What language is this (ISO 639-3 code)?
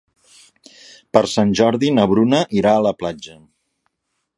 cat